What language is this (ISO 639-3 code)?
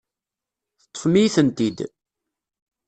kab